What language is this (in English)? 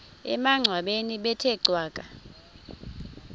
Xhosa